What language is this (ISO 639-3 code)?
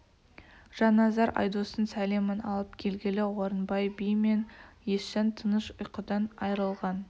kaz